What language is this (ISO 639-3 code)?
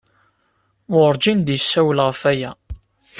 kab